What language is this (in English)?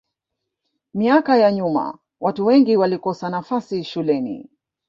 Swahili